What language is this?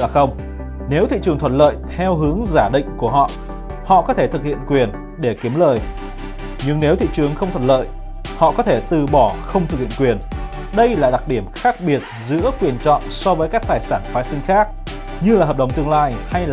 Vietnamese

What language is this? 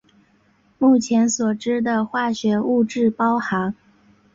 Chinese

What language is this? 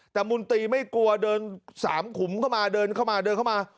Thai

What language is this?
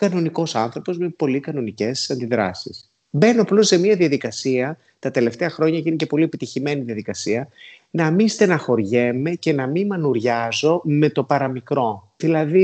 Greek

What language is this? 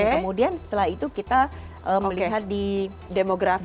Indonesian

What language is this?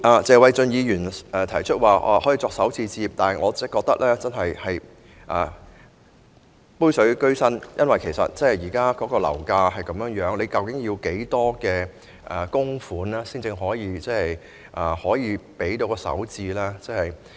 Cantonese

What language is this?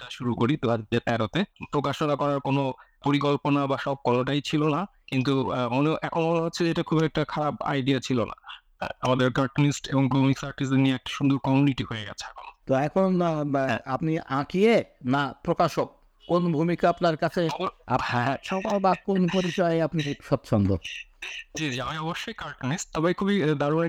Bangla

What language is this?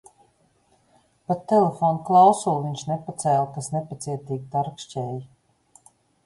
Latvian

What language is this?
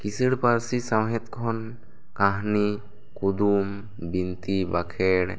Santali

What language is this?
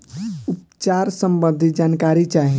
Bhojpuri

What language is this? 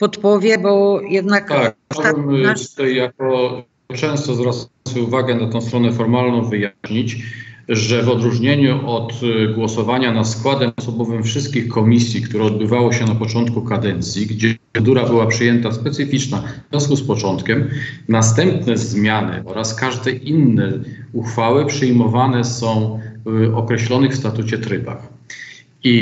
Polish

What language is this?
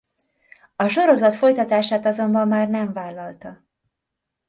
Hungarian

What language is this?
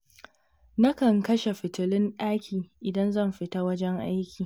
Hausa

